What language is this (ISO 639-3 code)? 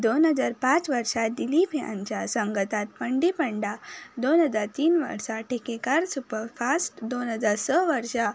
kok